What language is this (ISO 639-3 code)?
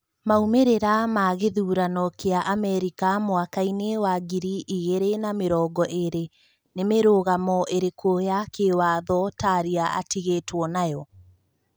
kik